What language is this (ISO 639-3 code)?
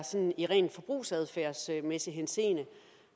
dan